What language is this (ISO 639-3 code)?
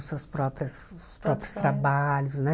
por